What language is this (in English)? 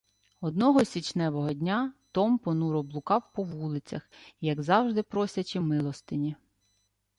Ukrainian